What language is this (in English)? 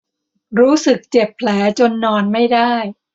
Thai